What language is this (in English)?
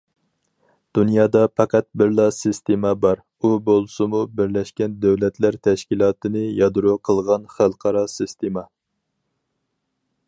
Uyghur